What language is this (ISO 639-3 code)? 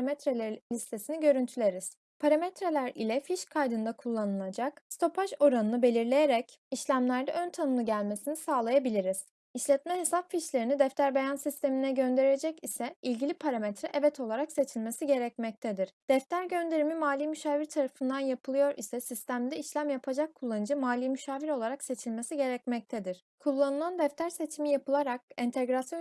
tur